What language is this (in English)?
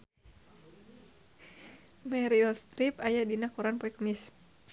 Sundanese